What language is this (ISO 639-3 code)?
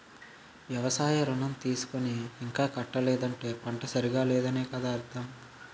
tel